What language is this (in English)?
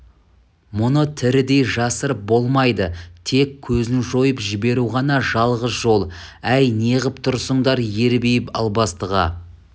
Kazakh